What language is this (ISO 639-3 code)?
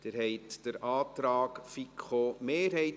gsw